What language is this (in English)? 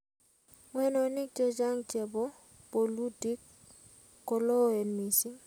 Kalenjin